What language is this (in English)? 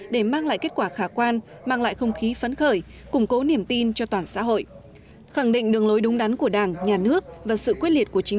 Vietnamese